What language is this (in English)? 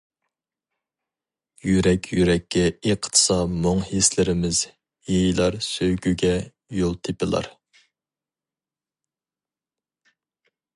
Uyghur